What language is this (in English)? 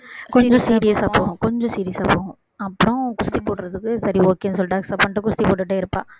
Tamil